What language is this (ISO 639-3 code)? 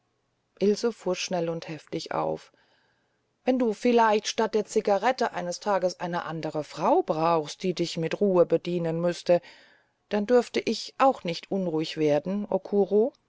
deu